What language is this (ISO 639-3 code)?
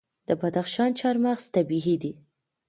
pus